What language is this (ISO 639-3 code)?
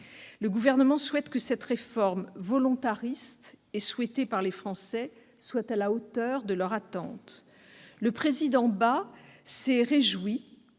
fra